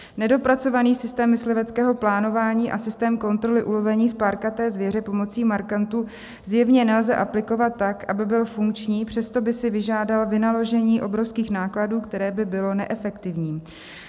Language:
Czech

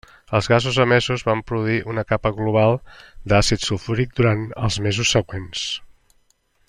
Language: Catalan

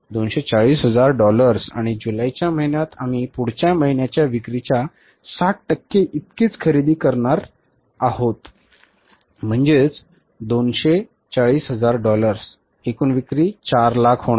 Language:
Marathi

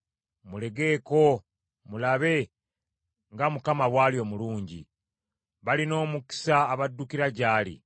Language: Ganda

